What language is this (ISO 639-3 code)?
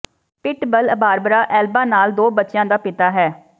pan